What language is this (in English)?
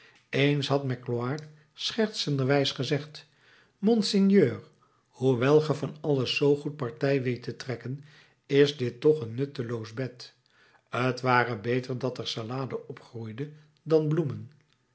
Dutch